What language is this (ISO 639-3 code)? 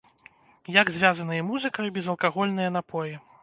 bel